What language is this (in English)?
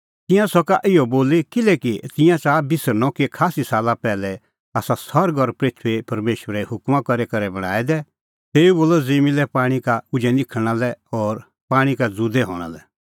Kullu Pahari